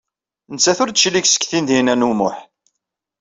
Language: Kabyle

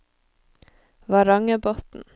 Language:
Norwegian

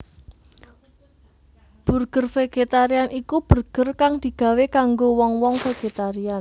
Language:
Javanese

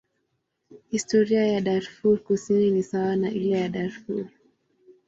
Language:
Swahili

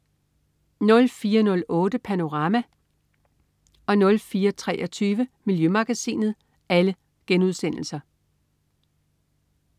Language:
Danish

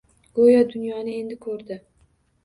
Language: Uzbek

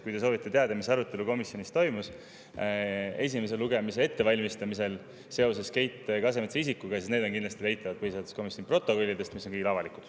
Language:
Estonian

